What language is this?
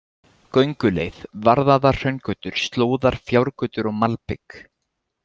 Icelandic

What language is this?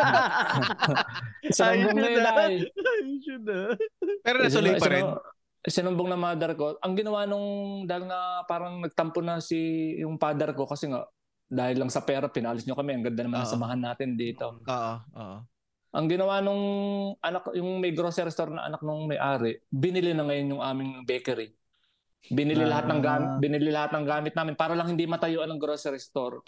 Filipino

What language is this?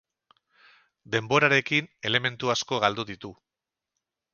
Basque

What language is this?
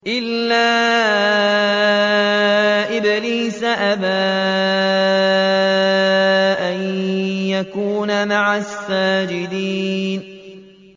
Arabic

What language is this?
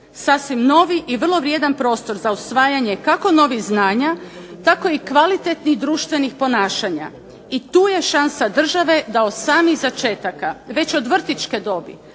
Croatian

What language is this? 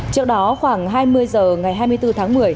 Vietnamese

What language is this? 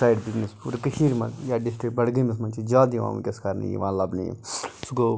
Kashmiri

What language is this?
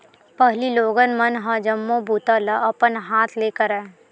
Chhattisgarhi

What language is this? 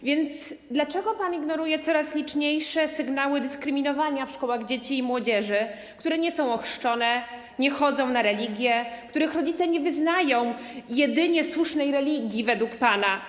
Polish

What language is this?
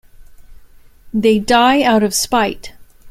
English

